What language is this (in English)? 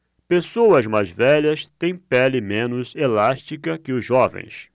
Portuguese